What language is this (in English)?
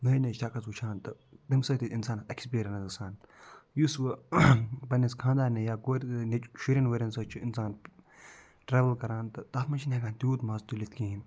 Kashmiri